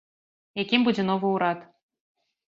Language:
Belarusian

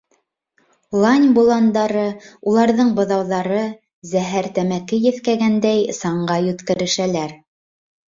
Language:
Bashkir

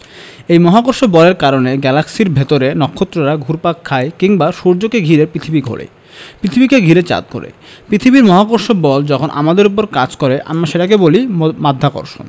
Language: Bangla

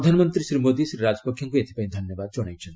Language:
Odia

